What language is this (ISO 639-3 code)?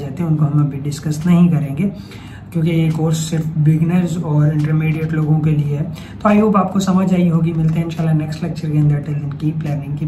hin